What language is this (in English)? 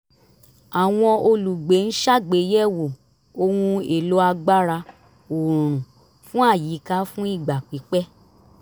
Yoruba